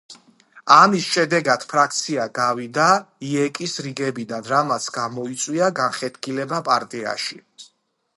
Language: Georgian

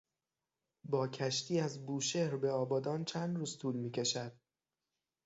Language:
Persian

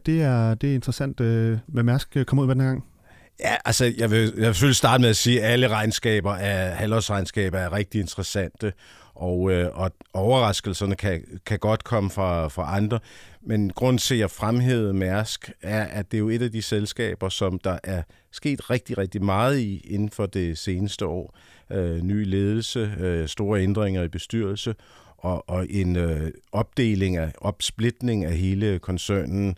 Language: Danish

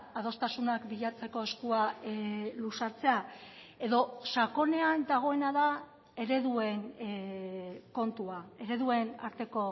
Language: Basque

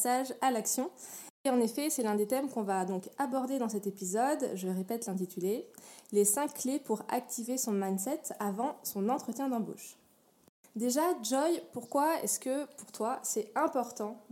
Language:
French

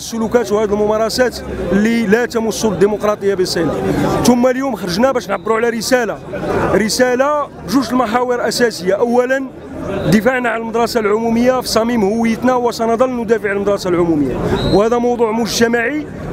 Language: Arabic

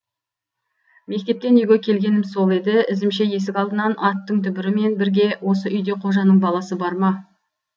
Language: Kazakh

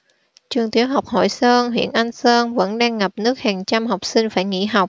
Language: Vietnamese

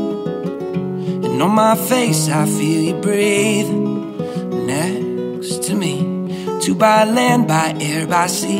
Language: English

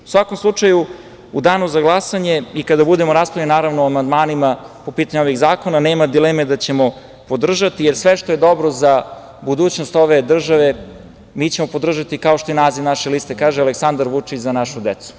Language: Serbian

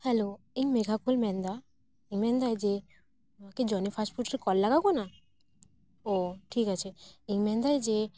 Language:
Santali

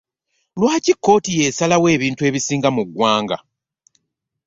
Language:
Ganda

